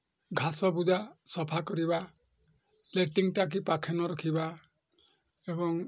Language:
Odia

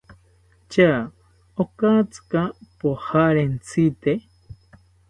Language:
South Ucayali Ashéninka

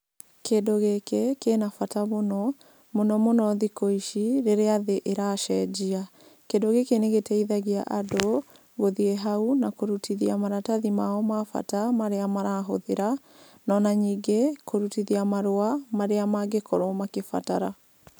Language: Kikuyu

